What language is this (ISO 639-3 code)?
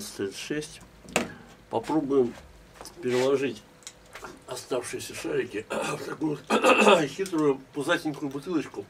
rus